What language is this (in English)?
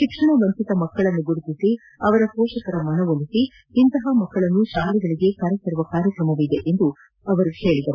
Kannada